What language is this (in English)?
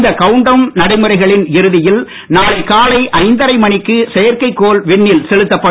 Tamil